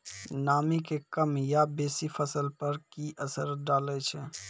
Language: Maithili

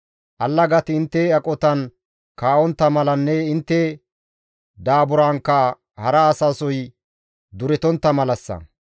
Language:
Gamo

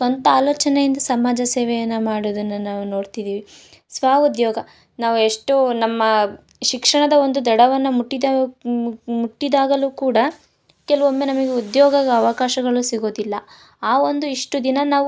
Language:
Kannada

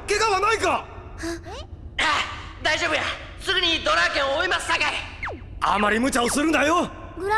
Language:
Japanese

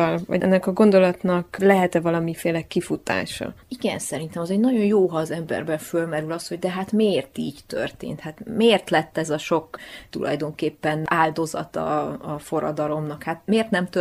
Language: Hungarian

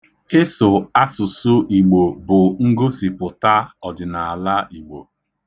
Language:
Igbo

